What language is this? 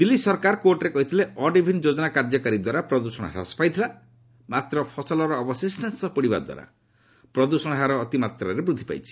Odia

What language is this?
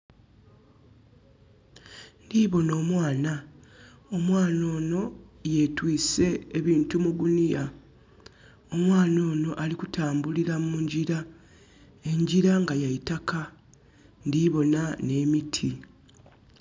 Soga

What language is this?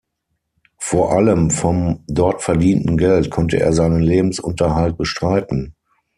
German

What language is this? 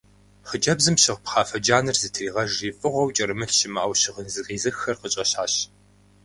Kabardian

